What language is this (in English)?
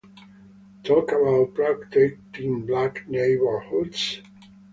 English